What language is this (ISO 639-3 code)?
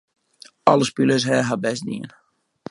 fry